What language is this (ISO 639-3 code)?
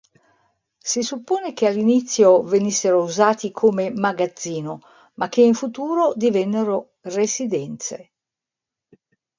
ita